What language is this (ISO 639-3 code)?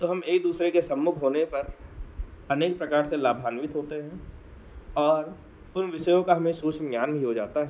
hin